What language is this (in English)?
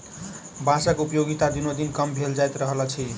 Maithili